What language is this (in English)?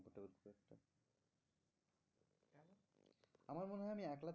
Bangla